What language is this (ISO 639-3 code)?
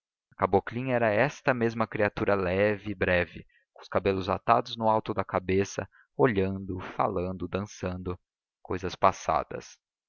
por